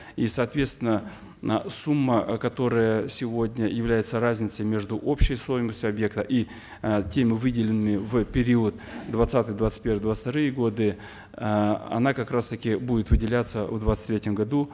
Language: Kazakh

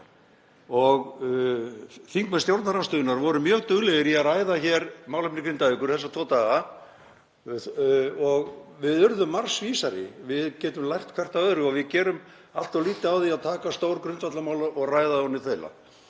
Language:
Icelandic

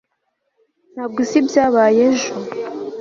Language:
Kinyarwanda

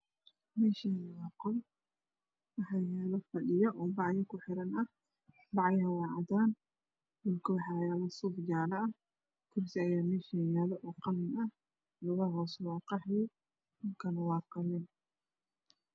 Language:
Somali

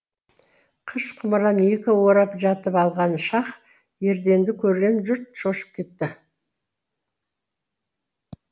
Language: Kazakh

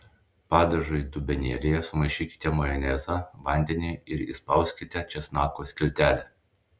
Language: Lithuanian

